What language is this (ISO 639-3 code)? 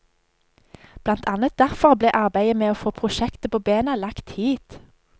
nor